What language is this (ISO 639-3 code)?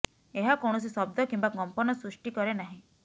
ori